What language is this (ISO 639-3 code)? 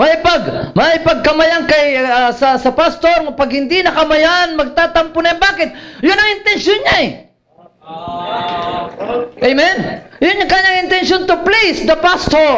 fil